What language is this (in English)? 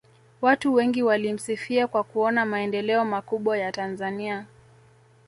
Swahili